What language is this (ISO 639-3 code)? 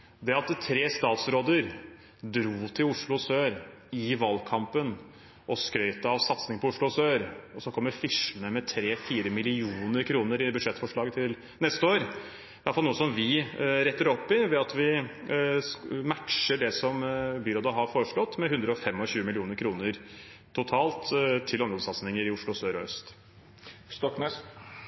nob